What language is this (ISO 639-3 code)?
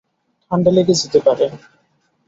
ben